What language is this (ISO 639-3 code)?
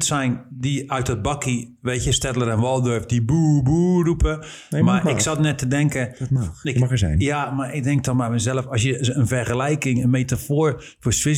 nld